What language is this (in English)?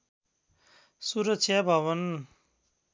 Nepali